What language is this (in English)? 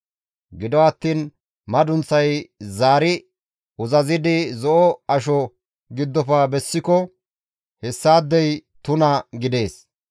Gamo